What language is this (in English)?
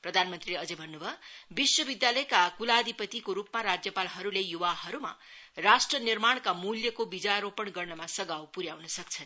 Nepali